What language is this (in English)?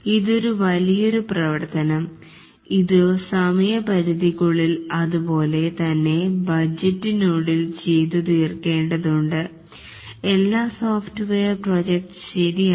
Malayalam